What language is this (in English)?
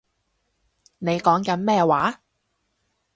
Cantonese